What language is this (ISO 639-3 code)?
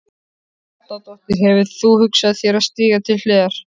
isl